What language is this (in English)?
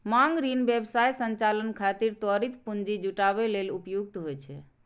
Maithili